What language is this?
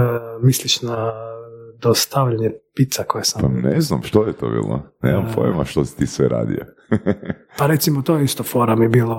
Croatian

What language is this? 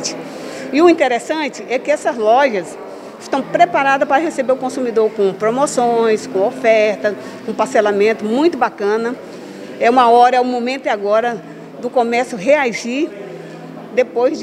Portuguese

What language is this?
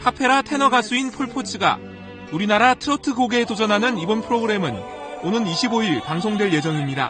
Korean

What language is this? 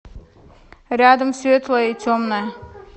Russian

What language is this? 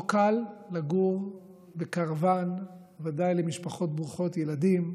Hebrew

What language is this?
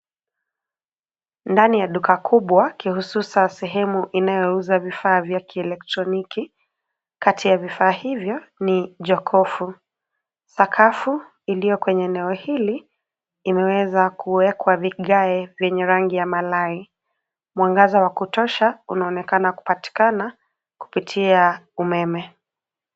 Swahili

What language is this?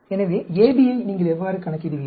Tamil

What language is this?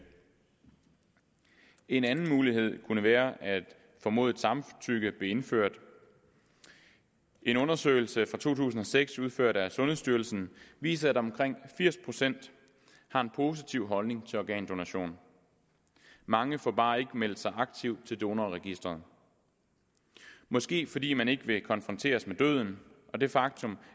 Danish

